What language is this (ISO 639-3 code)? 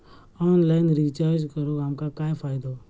mar